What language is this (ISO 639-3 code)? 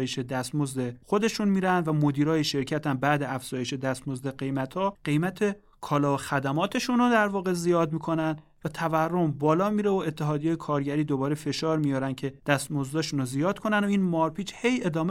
fas